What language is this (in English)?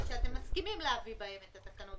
Hebrew